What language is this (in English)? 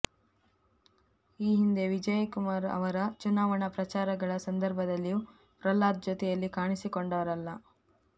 Kannada